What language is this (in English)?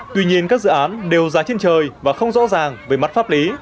Vietnamese